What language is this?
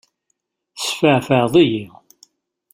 Kabyle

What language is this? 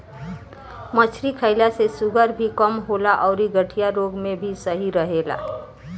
Bhojpuri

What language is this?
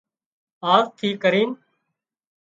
Wadiyara Koli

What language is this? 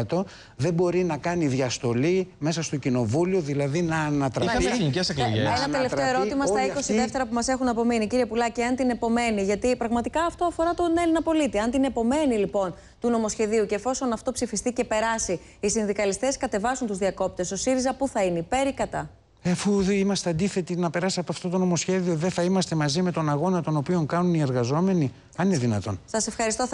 Greek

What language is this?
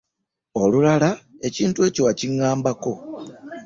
Ganda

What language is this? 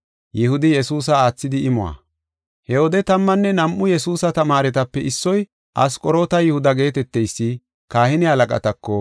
Gofa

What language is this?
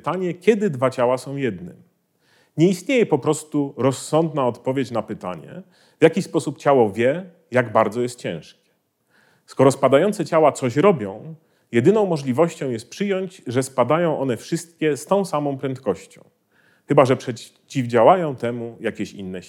Polish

